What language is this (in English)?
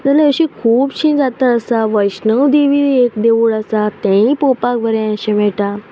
Konkani